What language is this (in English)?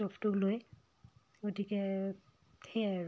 Assamese